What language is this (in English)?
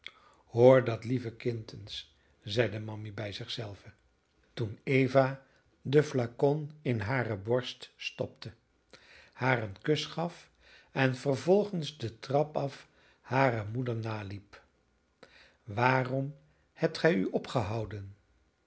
Dutch